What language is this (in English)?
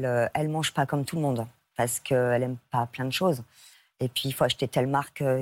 French